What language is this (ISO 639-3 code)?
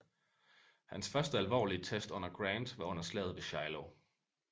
dan